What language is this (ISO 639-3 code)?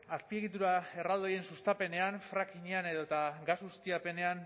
eus